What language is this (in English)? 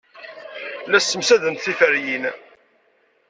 Kabyle